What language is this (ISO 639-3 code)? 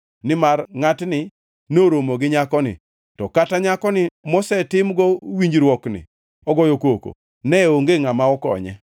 luo